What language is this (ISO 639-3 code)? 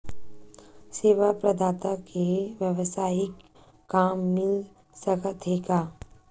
hne